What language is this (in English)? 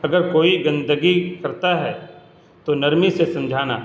Urdu